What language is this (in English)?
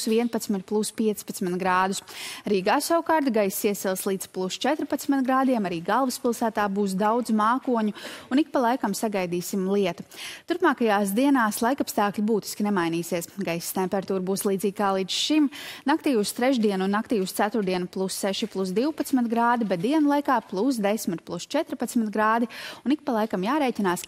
Latvian